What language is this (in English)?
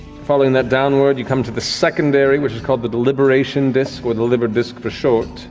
English